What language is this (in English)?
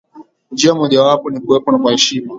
Swahili